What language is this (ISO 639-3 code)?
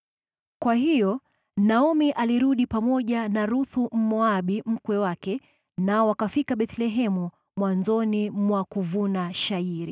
swa